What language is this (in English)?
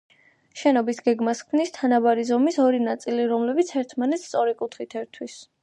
Georgian